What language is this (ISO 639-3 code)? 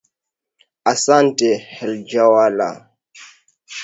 swa